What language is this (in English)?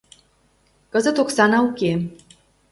Mari